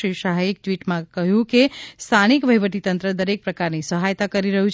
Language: Gujarati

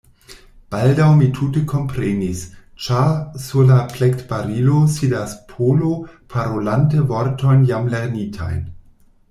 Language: Esperanto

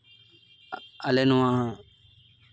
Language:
Santali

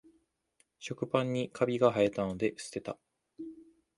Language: Japanese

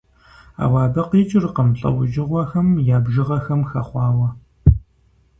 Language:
Kabardian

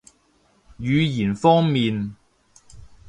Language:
Cantonese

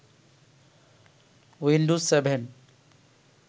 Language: Bangla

